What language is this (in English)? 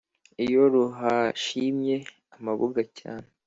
Kinyarwanda